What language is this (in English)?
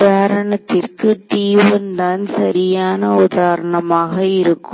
Tamil